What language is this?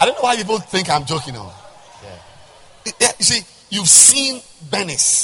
English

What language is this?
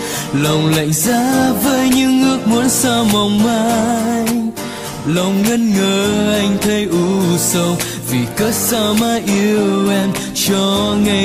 Vietnamese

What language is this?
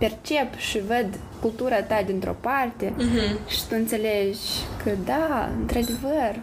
Romanian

